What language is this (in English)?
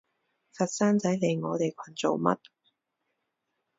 Cantonese